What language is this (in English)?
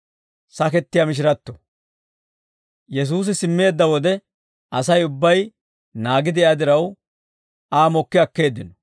Dawro